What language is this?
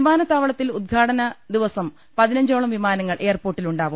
Malayalam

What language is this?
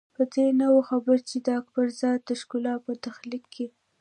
Pashto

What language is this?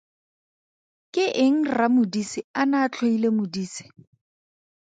Tswana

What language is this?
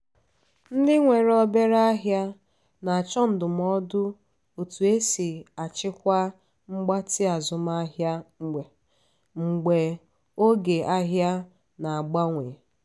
Igbo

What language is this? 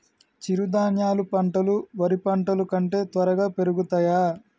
Telugu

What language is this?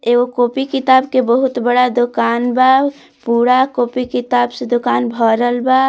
Bhojpuri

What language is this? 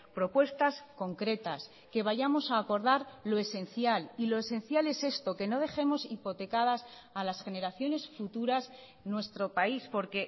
Spanish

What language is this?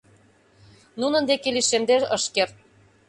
Mari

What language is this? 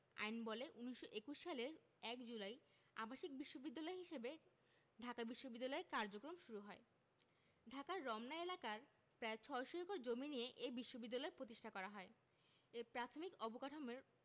Bangla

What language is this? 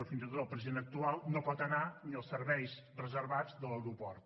Catalan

